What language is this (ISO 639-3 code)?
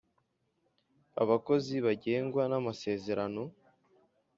kin